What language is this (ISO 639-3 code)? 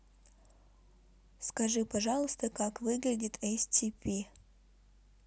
rus